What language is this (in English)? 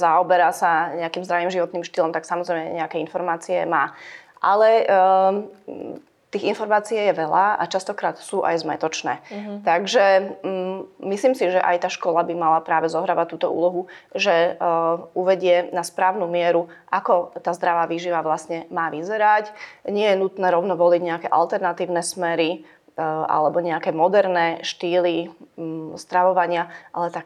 Slovak